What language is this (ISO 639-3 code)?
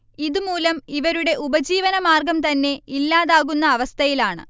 mal